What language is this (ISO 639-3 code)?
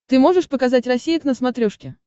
rus